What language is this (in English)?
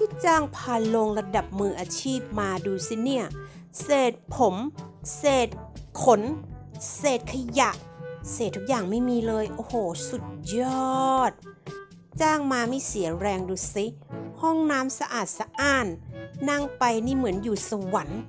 Thai